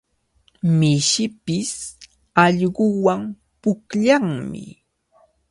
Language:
Cajatambo North Lima Quechua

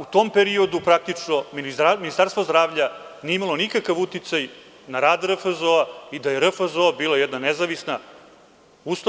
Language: Serbian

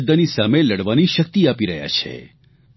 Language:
Gujarati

